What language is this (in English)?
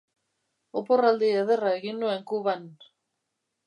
Basque